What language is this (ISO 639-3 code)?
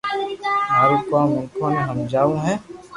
lrk